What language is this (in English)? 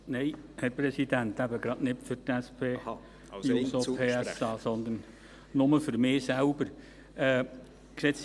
Swiss German